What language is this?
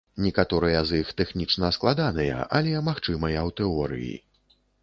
Belarusian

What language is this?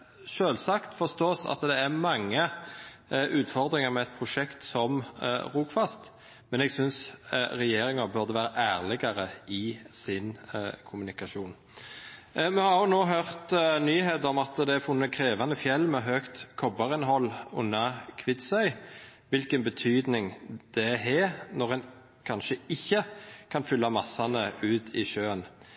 Norwegian Nynorsk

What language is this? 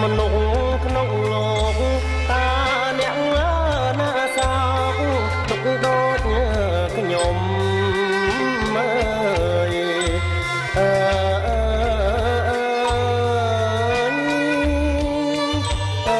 Thai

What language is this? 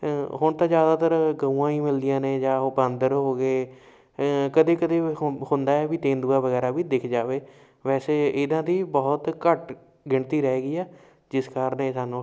Punjabi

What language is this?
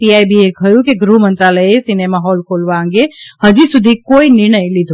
Gujarati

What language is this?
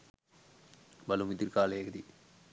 Sinhala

